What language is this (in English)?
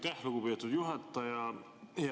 Estonian